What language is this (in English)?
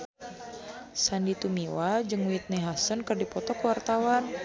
Sundanese